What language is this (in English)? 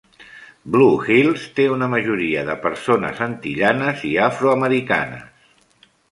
Catalan